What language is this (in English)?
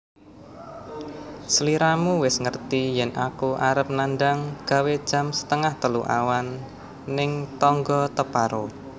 Javanese